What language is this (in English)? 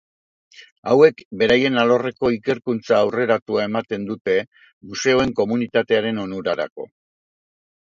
Basque